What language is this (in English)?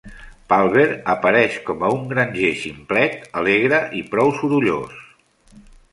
Catalan